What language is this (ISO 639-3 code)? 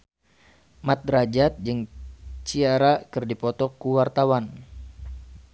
sun